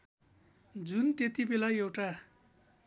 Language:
Nepali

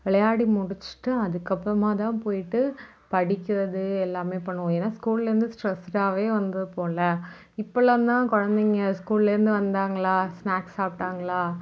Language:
Tamil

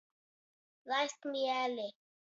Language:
Latgalian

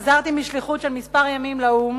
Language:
Hebrew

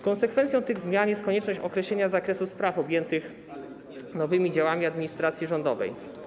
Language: Polish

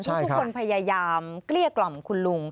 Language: Thai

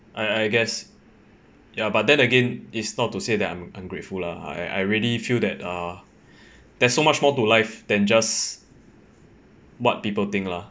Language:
English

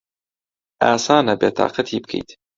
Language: Central Kurdish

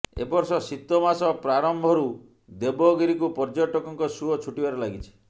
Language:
Odia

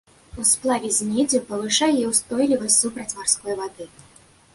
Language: Belarusian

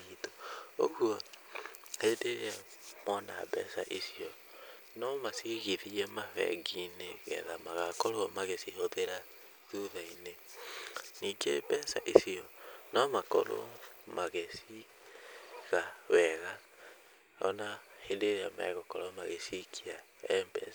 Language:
Kikuyu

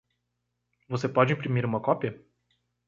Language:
Portuguese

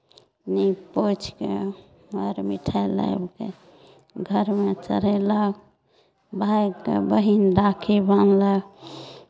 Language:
Maithili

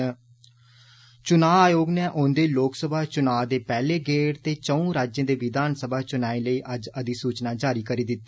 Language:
Dogri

